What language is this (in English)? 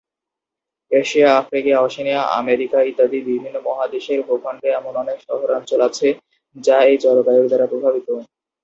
Bangla